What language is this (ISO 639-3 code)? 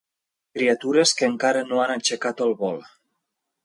cat